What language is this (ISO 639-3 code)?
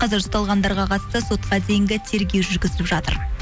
kaz